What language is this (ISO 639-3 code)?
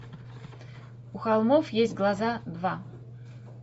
rus